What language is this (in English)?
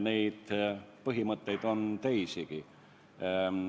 Estonian